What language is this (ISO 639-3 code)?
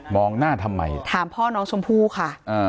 tha